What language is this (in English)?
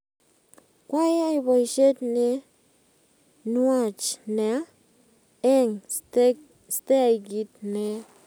Kalenjin